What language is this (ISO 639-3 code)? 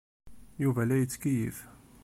kab